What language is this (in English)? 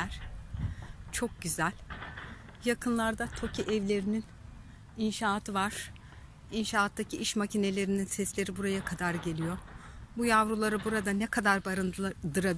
Turkish